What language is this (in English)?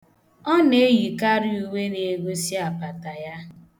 Igbo